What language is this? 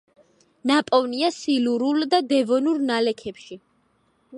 Georgian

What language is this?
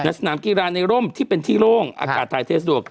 Thai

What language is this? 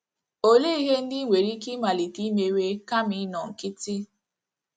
Igbo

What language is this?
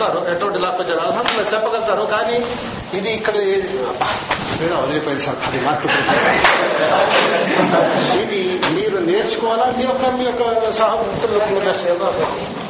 Telugu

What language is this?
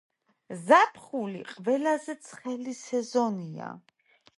Georgian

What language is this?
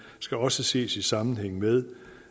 Danish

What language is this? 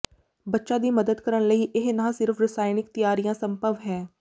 Punjabi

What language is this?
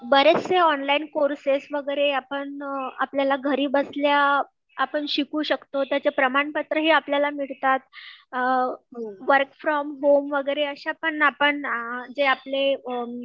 Marathi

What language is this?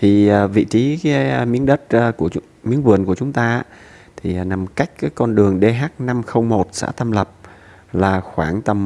Vietnamese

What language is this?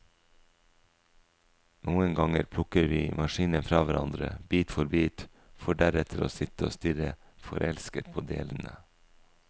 Norwegian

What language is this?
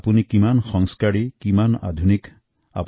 Assamese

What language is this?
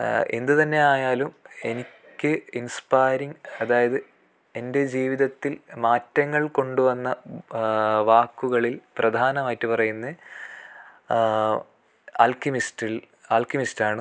Malayalam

